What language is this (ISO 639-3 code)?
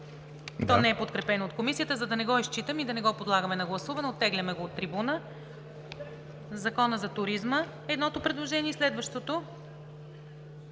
bul